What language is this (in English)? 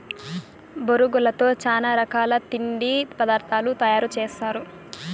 Telugu